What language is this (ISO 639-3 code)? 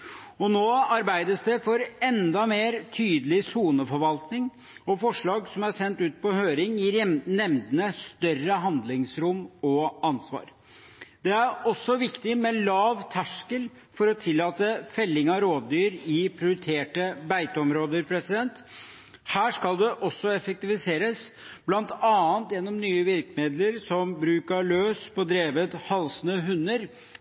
nob